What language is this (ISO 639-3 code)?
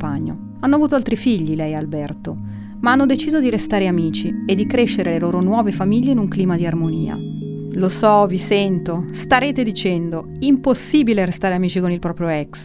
ita